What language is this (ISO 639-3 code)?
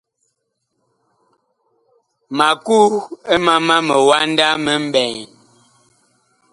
bkh